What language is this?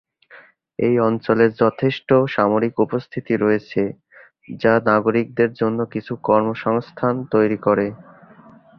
Bangla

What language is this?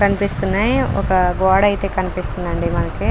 Telugu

